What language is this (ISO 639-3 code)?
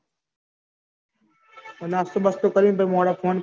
guj